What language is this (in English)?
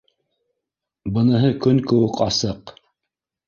Bashkir